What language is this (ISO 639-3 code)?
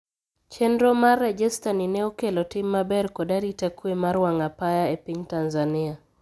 luo